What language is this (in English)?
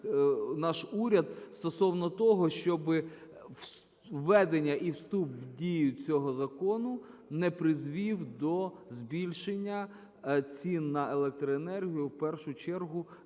Ukrainian